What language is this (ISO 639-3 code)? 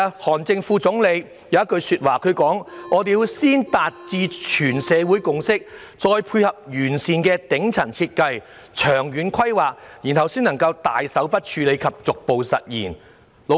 yue